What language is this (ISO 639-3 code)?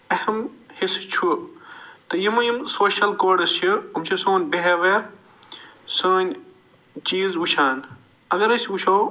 kas